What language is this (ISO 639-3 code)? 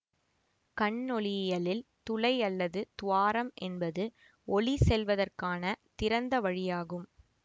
tam